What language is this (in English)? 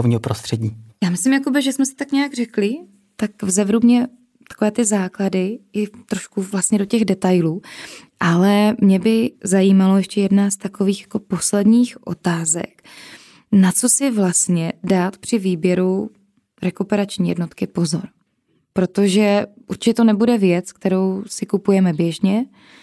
Czech